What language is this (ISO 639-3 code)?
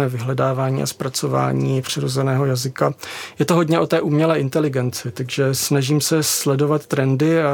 ces